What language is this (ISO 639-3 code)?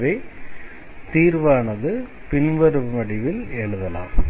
tam